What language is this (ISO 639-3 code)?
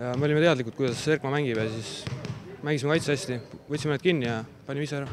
fin